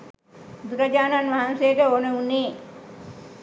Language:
Sinhala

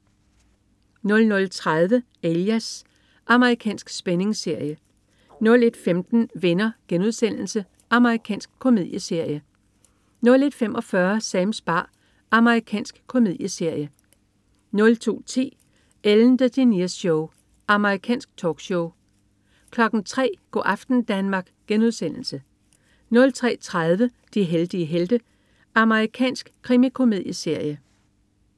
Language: Danish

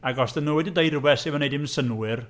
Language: Welsh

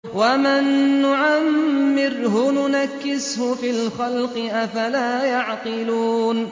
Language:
Arabic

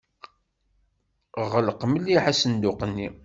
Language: Kabyle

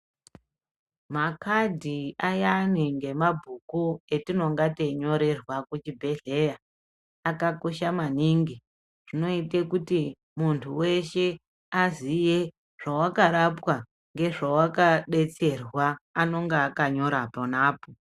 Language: Ndau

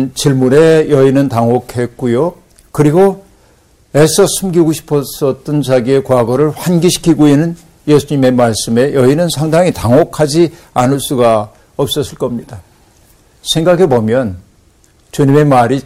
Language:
Korean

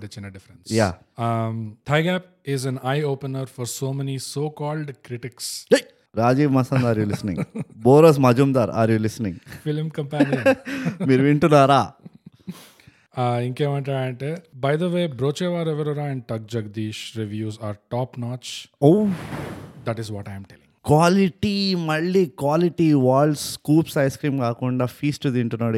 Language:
Telugu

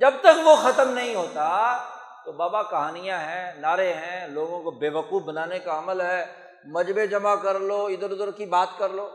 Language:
Urdu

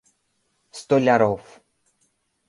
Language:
Mari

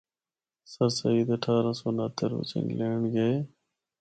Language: Northern Hindko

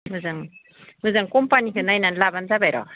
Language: Bodo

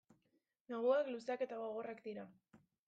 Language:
Basque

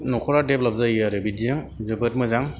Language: Bodo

